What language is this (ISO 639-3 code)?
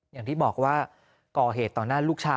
tha